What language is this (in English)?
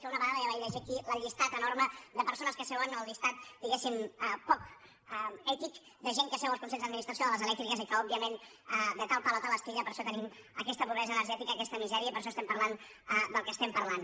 Catalan